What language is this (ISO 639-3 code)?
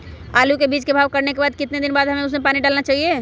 mag